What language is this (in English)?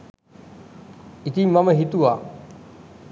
Sinhala